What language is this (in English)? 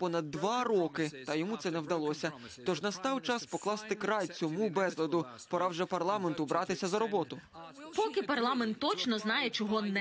Ukrainian